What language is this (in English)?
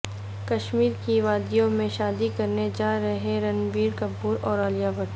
Urdu